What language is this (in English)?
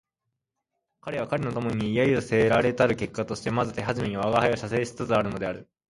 Japanese